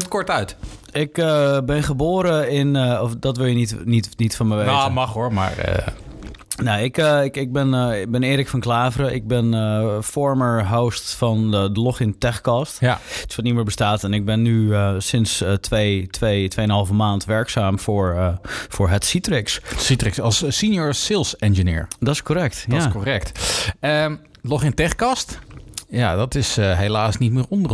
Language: Dutch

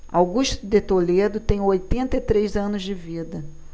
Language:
Portuguese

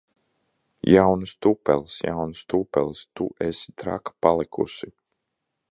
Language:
Latvian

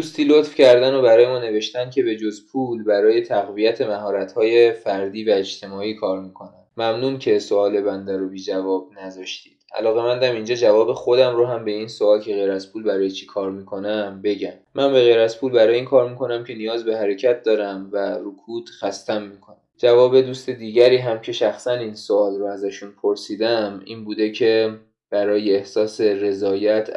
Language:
Persian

